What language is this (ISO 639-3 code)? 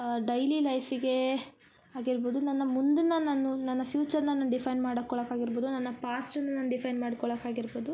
kan